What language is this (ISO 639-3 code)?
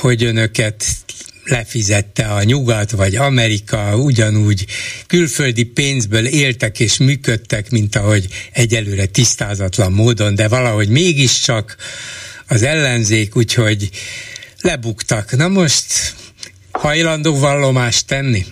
hun